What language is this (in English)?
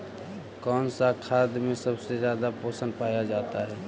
Magahi